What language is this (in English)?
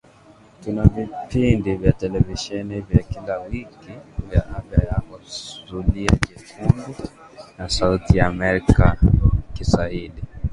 Swahili